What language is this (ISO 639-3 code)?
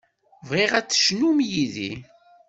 kab